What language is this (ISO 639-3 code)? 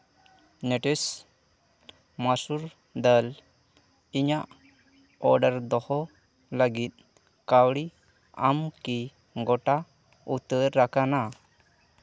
sat